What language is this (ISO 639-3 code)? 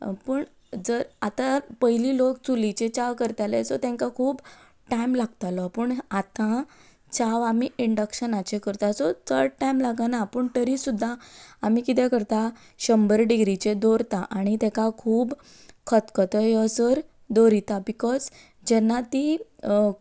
kok